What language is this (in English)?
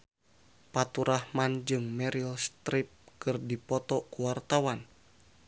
Sundanese